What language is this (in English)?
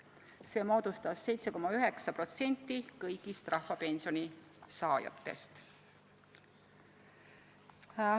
Estonian